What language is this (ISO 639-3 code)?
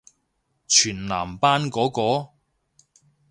yue